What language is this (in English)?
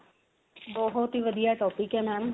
Punjabi